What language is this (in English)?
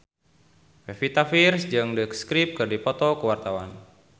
Sundanese